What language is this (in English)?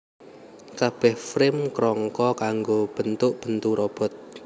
Javanese